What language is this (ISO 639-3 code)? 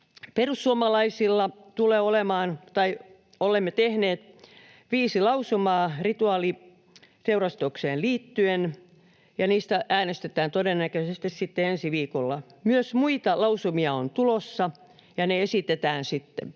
fin